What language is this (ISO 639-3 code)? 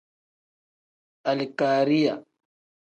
kdh